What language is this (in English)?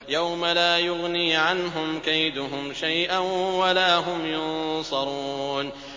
Arabic